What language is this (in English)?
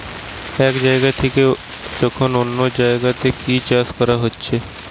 Bangla